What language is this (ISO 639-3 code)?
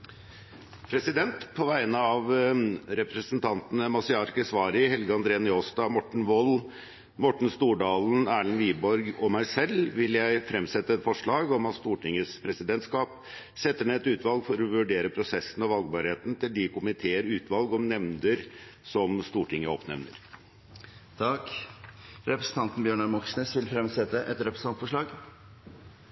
nor